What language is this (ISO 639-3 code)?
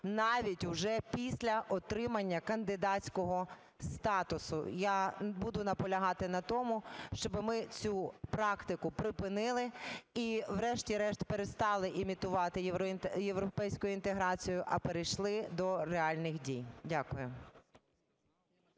ukr